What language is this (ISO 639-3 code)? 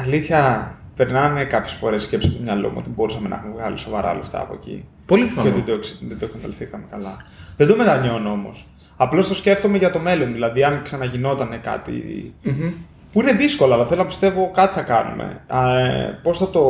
ell